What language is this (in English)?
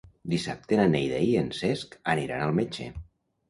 Catalan